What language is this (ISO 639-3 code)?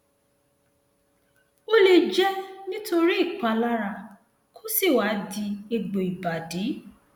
yor